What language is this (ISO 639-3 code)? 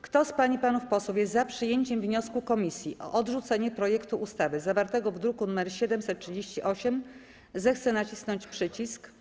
pol